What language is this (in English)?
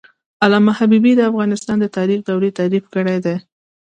Pashto